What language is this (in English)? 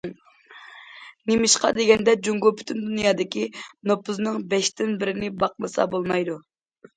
Uyghur